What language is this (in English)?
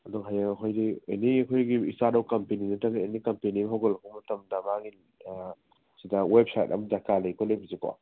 Manipuri